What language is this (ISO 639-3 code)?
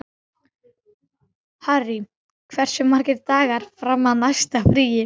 isl